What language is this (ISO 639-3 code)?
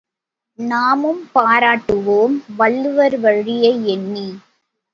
tam